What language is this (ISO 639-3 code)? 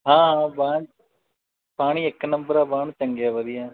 pan